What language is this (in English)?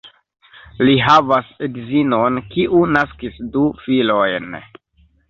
Esperanto